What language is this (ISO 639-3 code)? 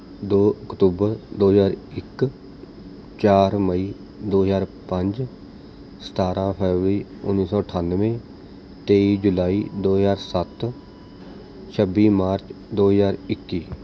pan